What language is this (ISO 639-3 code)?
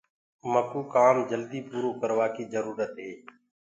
ggg